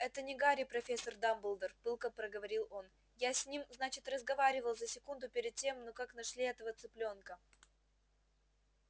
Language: Russian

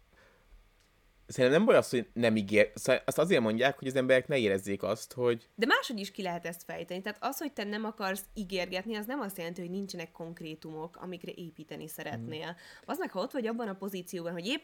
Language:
Hungarian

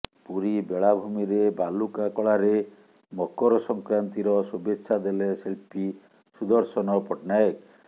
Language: Odia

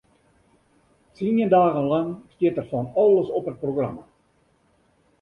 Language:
Western Frisian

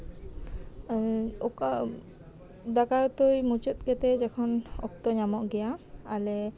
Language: Santali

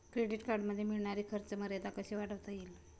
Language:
Marathi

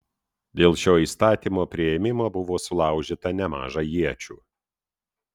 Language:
Lithuanian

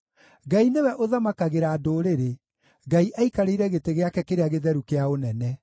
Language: Kikuyu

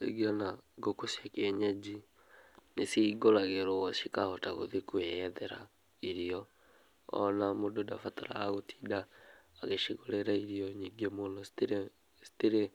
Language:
Kikuyu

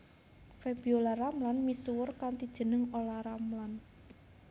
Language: Javanese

